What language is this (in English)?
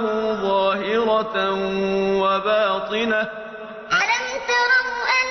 Arabic